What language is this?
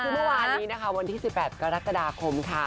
Thai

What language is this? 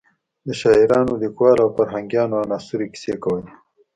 Pashto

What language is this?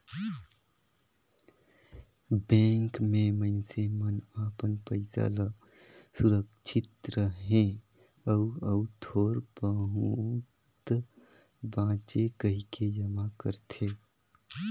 Chhattisgarhi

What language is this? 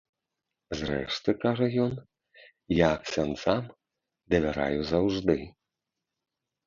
Belarusian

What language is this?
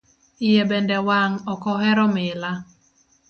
Luo (Kenya and Tanzania)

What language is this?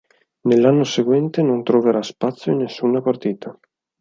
Italian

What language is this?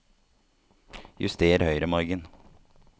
Norwegian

